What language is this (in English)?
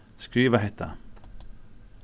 Faroese